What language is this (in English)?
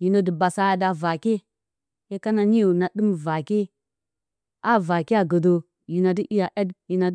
Bacama